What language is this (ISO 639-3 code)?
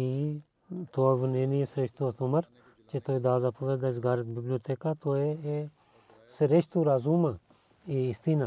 bul